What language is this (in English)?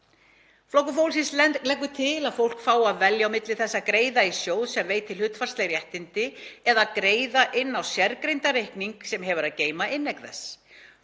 Icelandic